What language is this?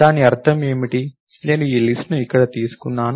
Telugu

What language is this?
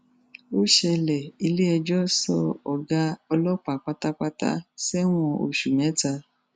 Yoruba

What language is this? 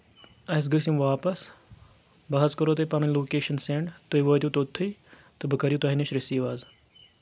Kashmiri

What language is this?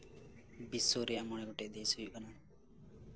Santali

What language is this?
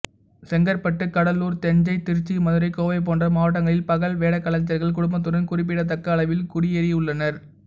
Tamil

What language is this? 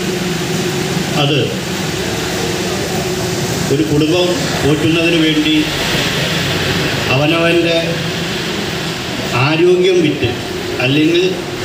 Indonesian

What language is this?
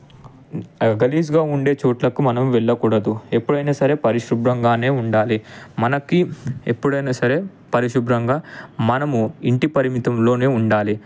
Telugu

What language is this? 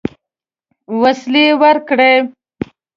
Pashto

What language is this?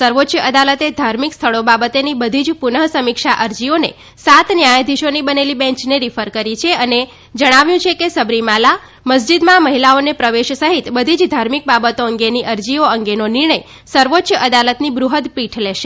Gujarati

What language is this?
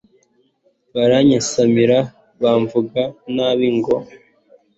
Kinyarwanda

